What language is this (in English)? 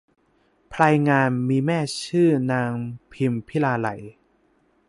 Thai